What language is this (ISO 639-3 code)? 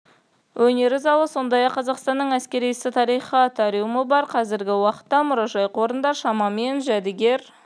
kaz